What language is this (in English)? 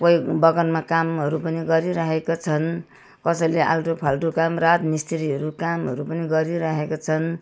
Nepali